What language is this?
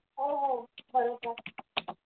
Marathi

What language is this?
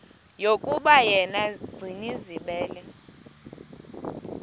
Xhosa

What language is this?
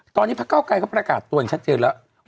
Thai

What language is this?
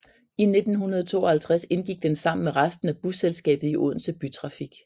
Danish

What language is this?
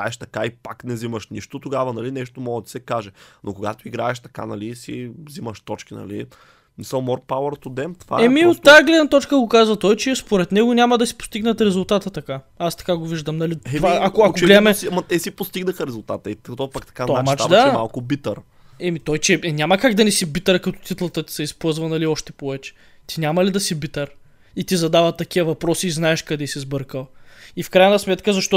Bulgarian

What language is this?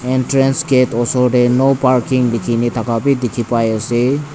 Naga Pidgin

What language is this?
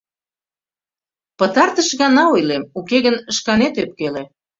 Mari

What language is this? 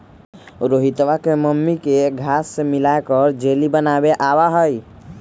Magahi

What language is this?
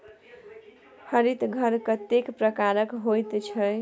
Maithili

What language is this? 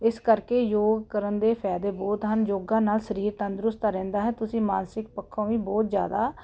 Punjabi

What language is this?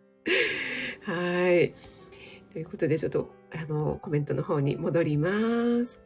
Japanese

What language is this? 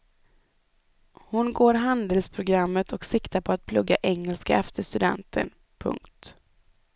Swedish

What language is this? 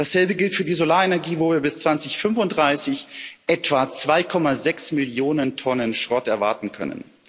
German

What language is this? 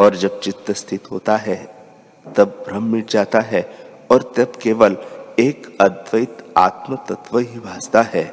Hindi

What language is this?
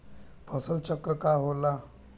Bhojpuri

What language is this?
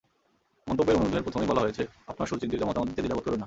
Bangla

